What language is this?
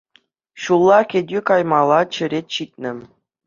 Chuvash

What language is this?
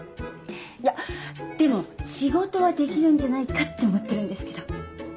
Japanese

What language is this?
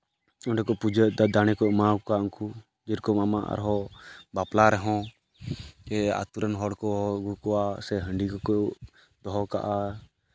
Santali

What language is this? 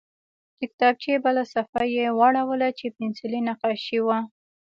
Pashto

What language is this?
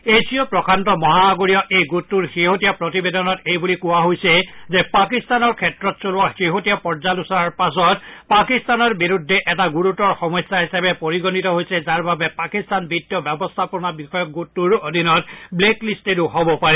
Assamese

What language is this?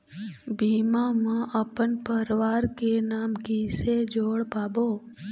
Chhattisgarhi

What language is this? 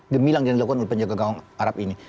Indonesian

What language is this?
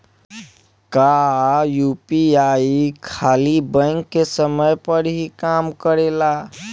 Bhojpuri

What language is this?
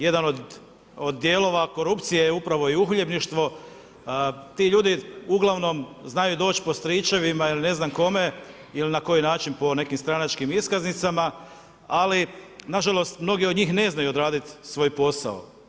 Croatian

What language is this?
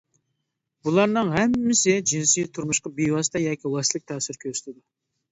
Uyghur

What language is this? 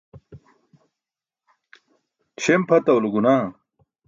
Burushaski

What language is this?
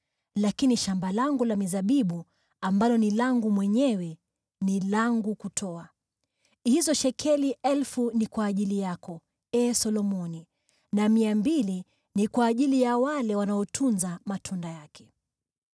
Swahili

